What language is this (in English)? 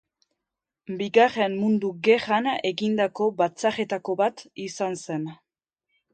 Basque